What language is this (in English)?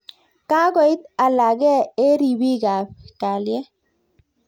Kalenjin